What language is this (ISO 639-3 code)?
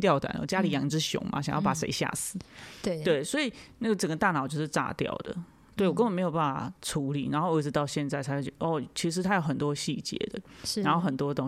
zho